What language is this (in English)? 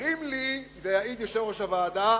Hebrew